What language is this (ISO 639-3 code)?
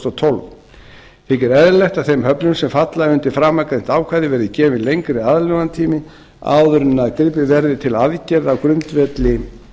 isl